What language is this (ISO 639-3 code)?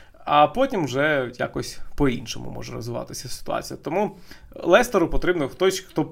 ukr